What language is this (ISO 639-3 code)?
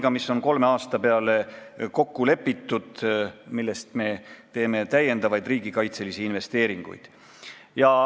est